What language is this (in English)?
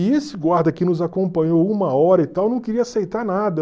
Portuguese